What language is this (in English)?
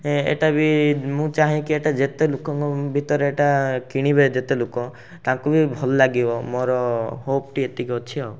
Odia